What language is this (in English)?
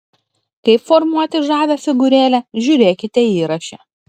Lithuanian